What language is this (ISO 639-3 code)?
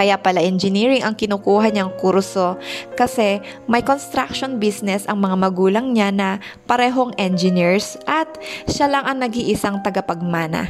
fil